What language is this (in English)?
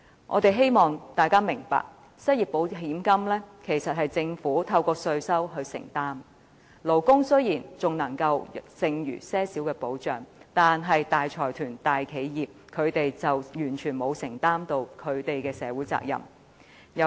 Cantonese